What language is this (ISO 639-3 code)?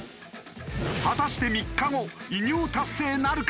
jpn